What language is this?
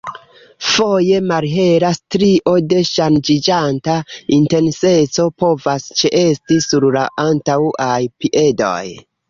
Esperanto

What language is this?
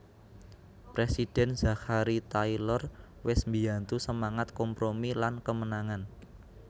Javanese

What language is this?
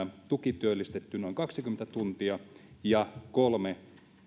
Finnish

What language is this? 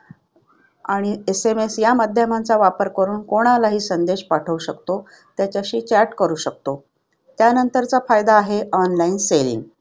Marathi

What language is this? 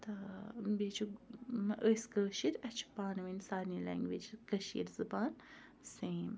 Kashmiri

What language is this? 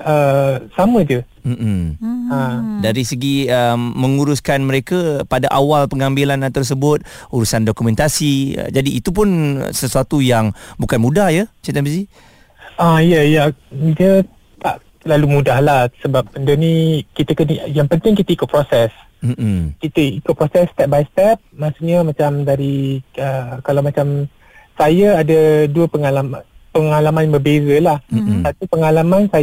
Malay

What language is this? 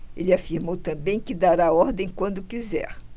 Portuguese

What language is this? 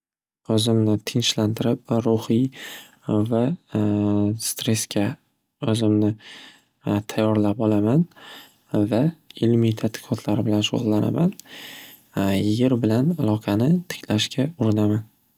Uzbek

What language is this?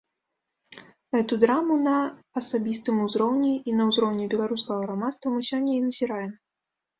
Belarusian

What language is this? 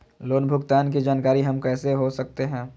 Magahi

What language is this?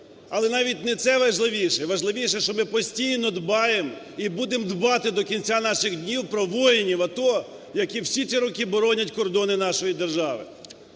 Ukrainian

